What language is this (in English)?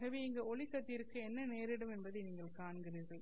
Tamil